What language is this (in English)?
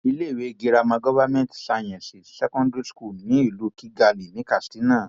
Yoruba